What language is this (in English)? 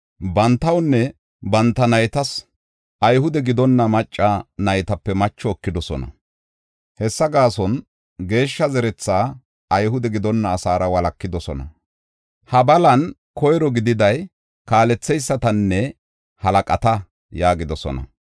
Gofa